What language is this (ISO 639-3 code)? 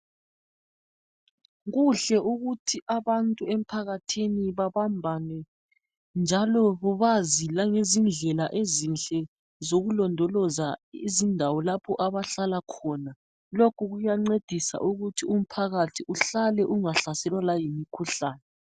nde